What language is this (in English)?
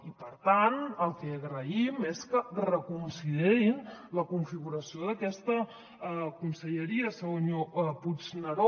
Catalan